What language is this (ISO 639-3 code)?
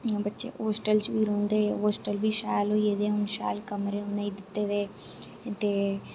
doi